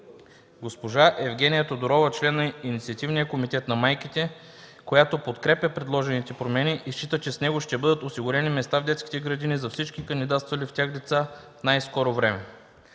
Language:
Bulgarian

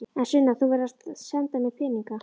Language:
Icelandic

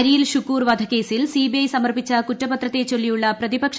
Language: Malayalam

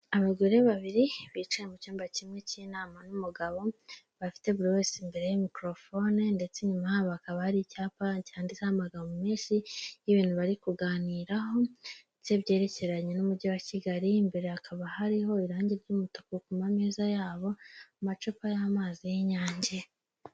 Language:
Kinyarwanda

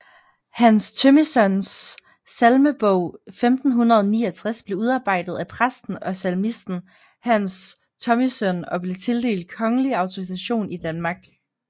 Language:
Danish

